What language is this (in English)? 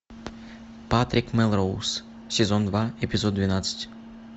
Russian